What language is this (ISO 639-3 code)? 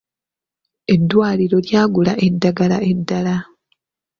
lug